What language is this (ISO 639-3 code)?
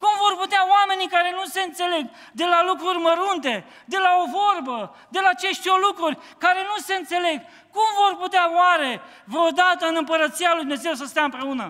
ron